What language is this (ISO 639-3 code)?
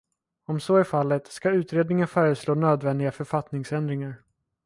swe